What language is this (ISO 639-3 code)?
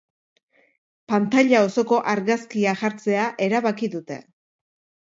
eus